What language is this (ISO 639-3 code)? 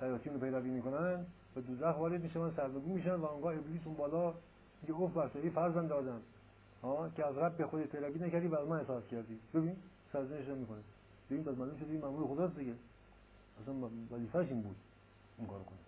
fas